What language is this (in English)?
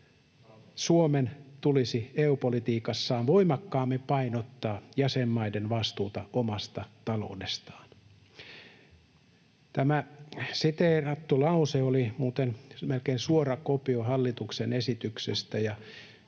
Finnish